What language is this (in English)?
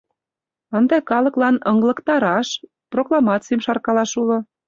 Mari